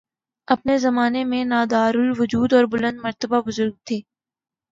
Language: Urdu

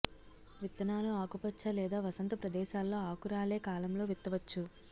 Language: Telugu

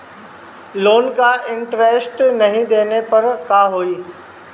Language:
Bhojpuri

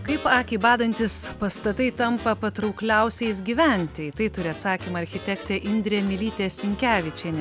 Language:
Lithuanian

